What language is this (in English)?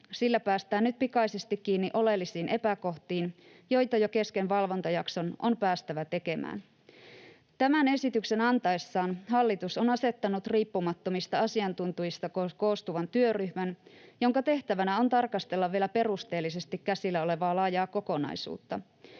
Finnish